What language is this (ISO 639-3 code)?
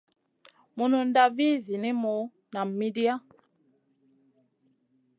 mcn